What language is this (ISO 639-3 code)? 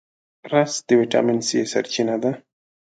pus